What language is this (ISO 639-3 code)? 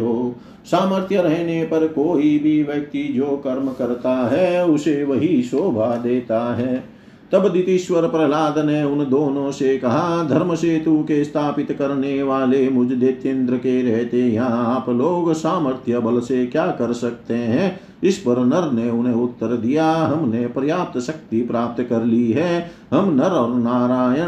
hin